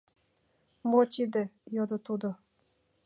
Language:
Mari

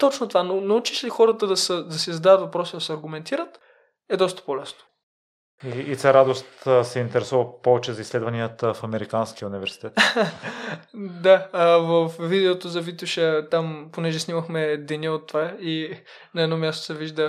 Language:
Bulgarian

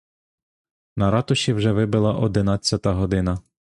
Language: Ukrainian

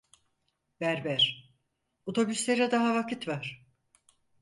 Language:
Turkish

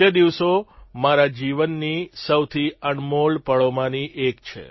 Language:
Gujarati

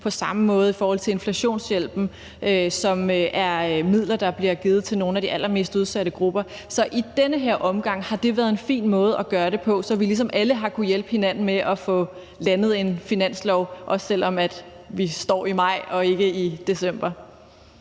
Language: Danish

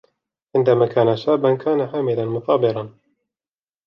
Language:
Arabic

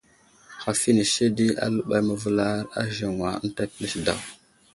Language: Wuzlam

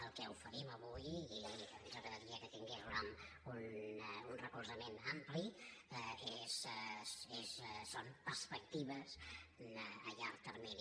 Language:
Catalan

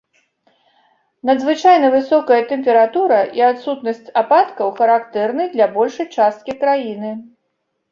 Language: Belarusian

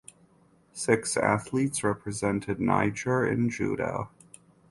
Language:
English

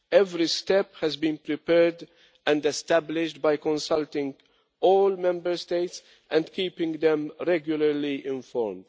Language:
English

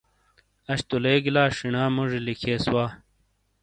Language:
Shina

